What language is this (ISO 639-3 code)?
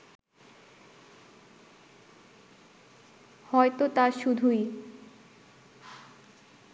ben